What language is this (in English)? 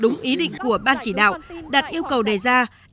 Vietnamese